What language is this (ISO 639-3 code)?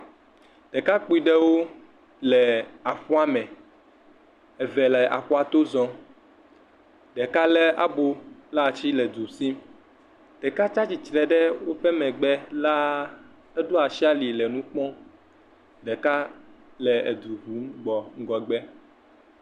ewe